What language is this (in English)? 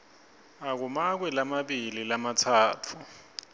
Swati